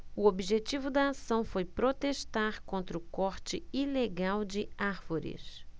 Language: Portuguese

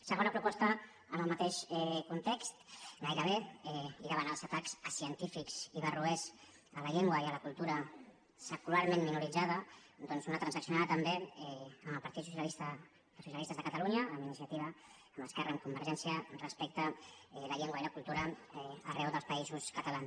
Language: Catalan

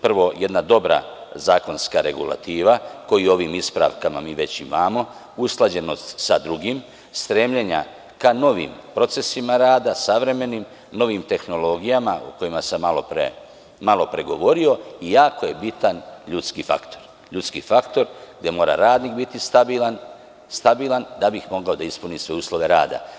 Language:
Serbian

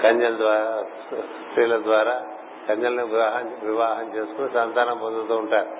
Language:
Telugu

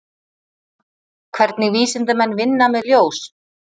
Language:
Icelandic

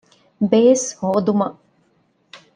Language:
Divehi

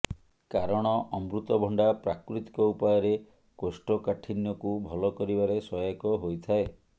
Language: Odia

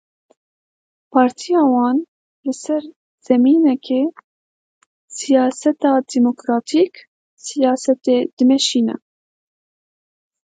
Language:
Kurdish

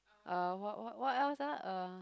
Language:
English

